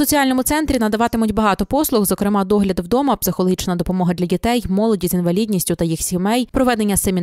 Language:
Ukrainian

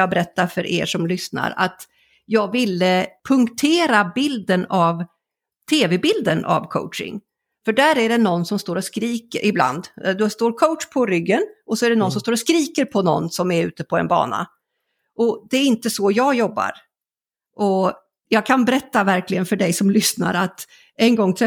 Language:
Swedish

